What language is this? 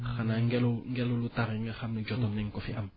Wolof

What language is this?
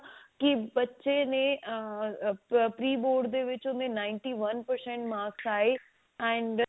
Punjabi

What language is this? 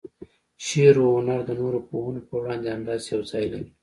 Pashto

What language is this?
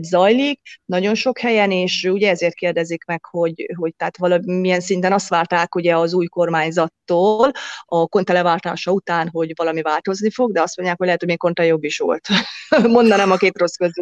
Hungarian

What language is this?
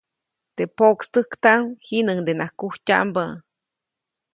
Copainalá Zoque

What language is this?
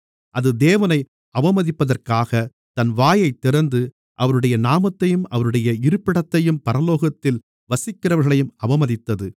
Tamil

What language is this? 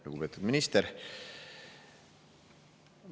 Estonian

